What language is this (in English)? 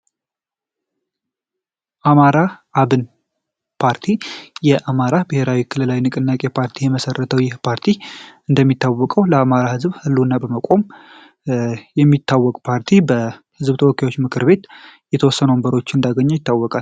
Amharic